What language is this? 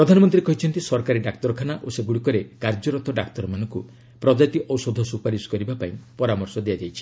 Odia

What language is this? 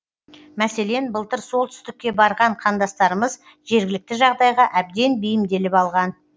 Kazakh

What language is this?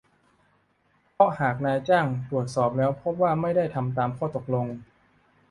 Thai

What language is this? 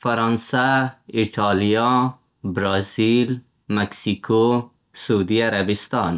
Central Pashto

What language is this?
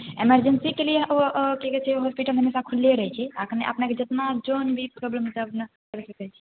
Maithili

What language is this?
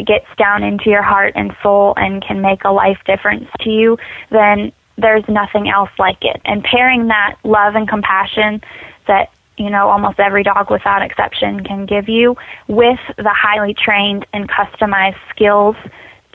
English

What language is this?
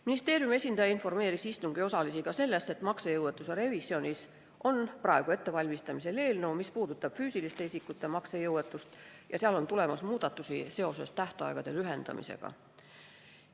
Estonian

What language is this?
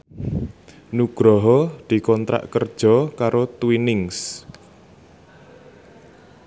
Javanese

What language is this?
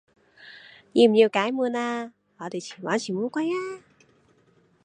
Cantonese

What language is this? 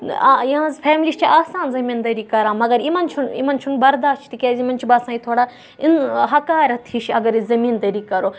Kashmiri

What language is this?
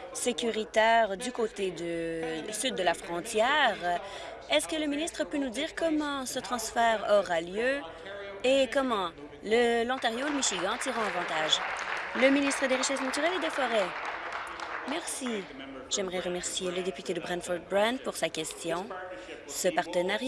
French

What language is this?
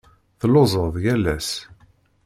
Kabyle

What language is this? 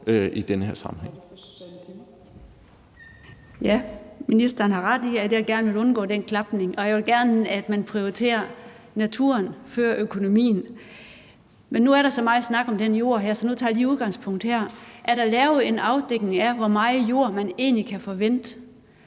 Danish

